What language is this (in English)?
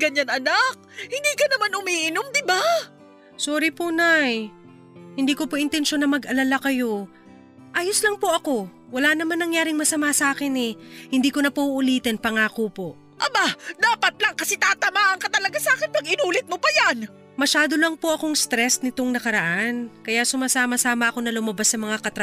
Filipino